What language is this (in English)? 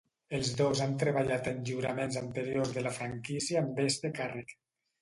Catalan